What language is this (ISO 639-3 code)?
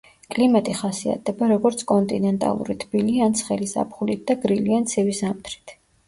kat